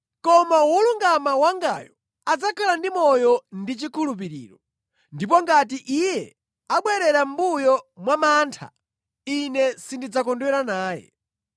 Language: Nyanja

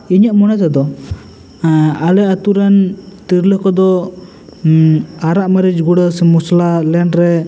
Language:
Santali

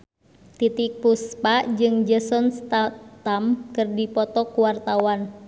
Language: Sundanese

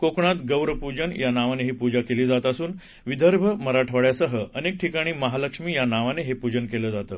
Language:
Marathi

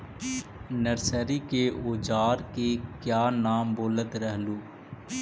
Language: Magahi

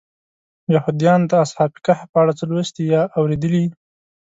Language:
Pashto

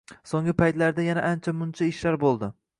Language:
Uzbek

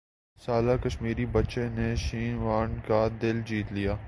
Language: Urdu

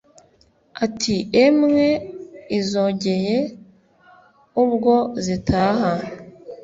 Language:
Kinyarwanda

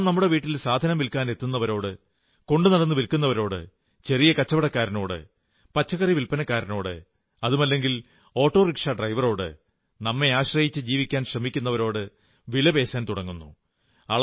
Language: Malayalam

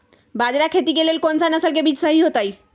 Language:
Magahi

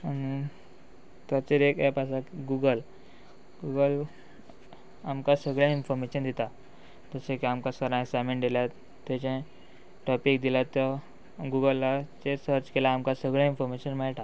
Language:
Konkani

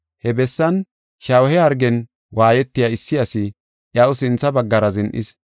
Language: Gofa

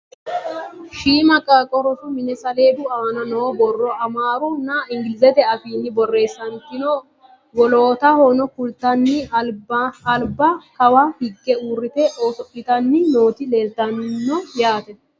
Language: Sidamo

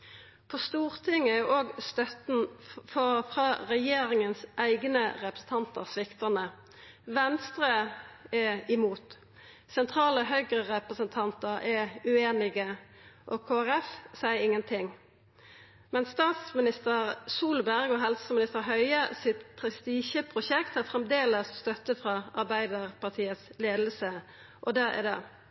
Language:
Norwegian Nynorsk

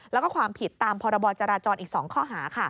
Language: Thai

